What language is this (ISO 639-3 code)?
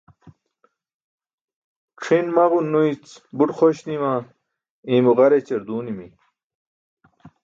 bsk